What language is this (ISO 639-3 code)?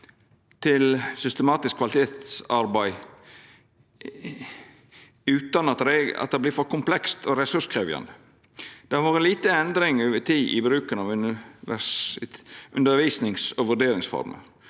nor